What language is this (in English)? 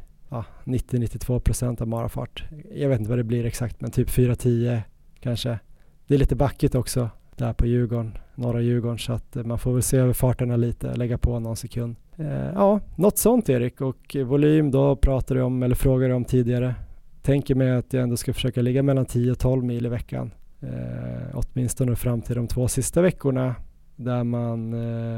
Swedish